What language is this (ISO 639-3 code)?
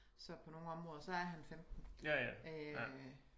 dan